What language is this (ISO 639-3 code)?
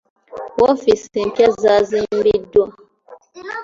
lug